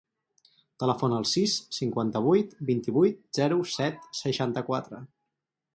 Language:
Catalan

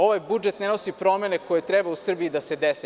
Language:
Serbian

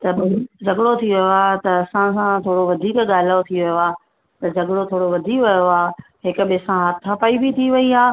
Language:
Sindhi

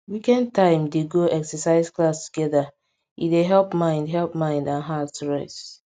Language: Nigerian Pidgin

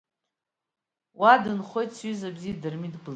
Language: Abkhazian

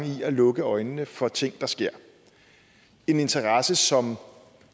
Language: Danish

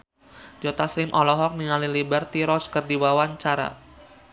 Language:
Sundanese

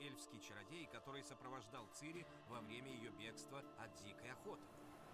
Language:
Russian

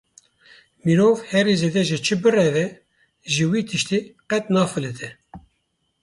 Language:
Kurdish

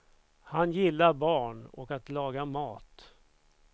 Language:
Swedish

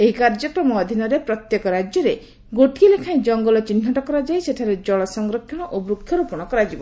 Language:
Odia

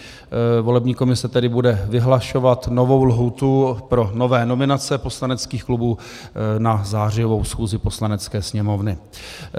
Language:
Czech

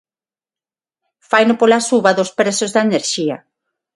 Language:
Galician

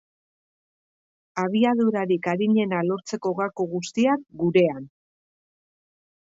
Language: Basque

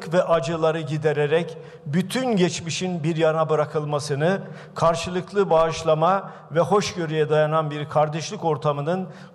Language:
Turkish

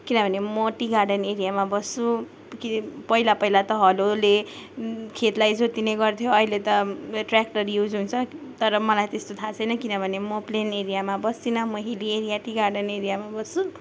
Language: Nepali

